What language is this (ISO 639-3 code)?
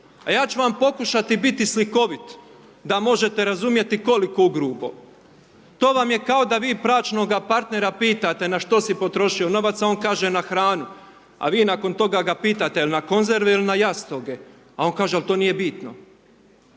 hrv